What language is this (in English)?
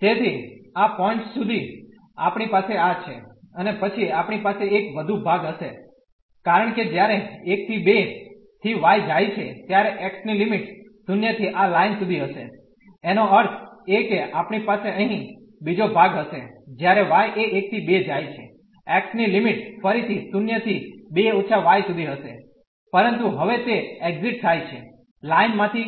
Gujarati